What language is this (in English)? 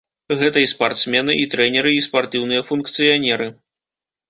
Belarusian